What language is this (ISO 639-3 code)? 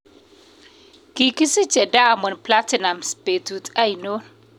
kln